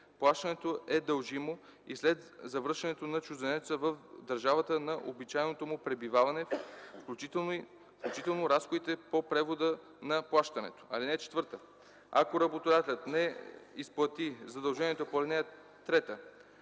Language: Bulgarian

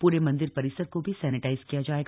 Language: Hindi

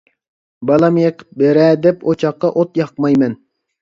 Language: Uyghur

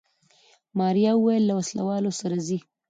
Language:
Pashto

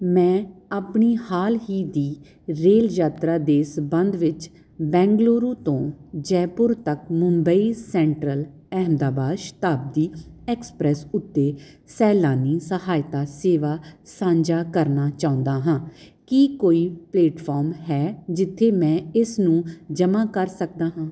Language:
Punjabi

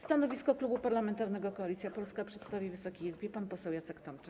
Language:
Polish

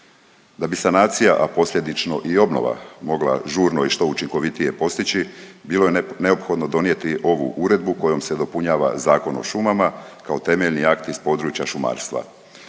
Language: Croatian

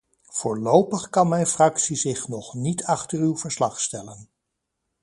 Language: Dutch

